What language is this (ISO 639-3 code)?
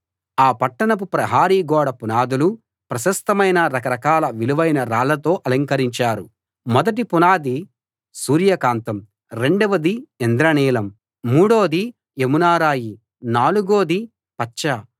tel